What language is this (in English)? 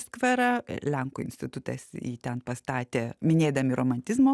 Lithuanian